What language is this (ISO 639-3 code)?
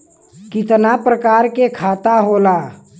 bho